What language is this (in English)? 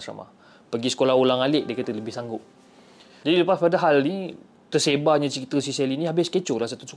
Malay